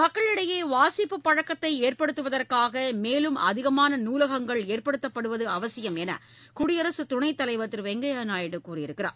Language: Tamil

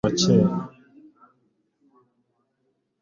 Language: Kinyarwanda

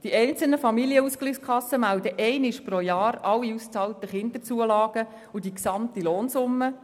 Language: Swiss German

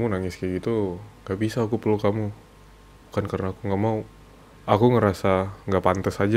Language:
Indonesian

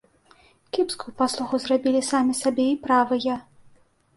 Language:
Belarusian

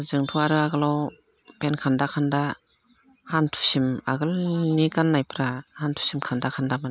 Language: Bodo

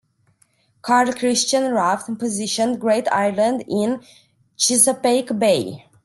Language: English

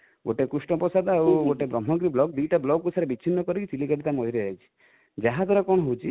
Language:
Odia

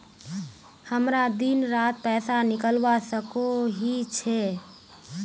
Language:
Magahi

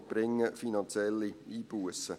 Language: Swiss German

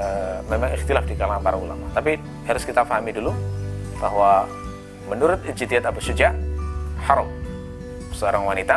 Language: Indonesian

